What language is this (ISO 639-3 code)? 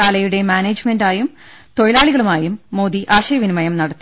mal